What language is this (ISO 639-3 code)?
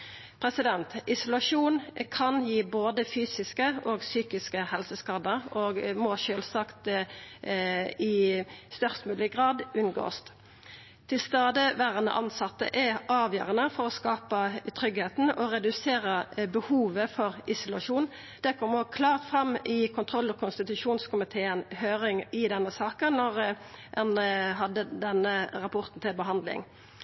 nno